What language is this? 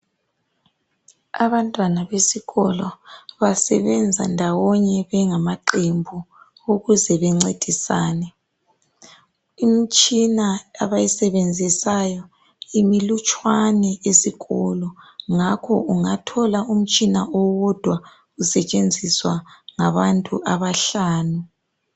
North Ndebele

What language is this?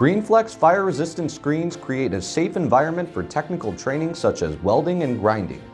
English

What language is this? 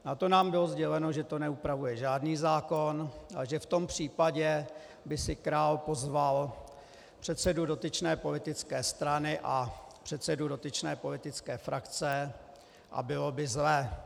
Czech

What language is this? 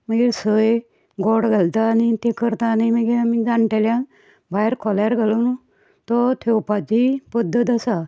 Konkani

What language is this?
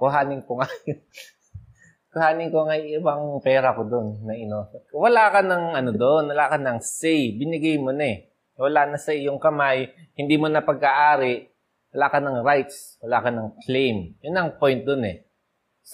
Filipino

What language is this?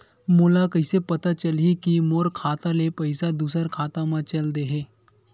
Chhattisgarhi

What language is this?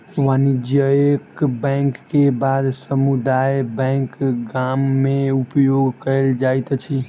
Maithili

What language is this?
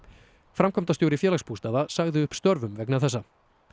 Icelandic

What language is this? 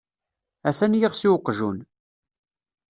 Kabyle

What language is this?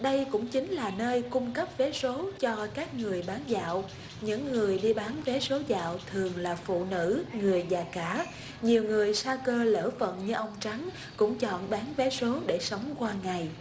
Vietnamese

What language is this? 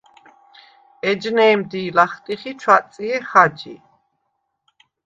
Svan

